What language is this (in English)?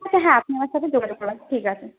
Bangla